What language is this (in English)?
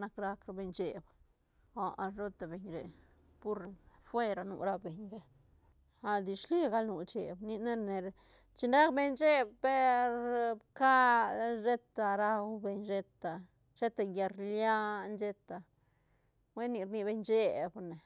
Santa Catarina Albarradas Zapotec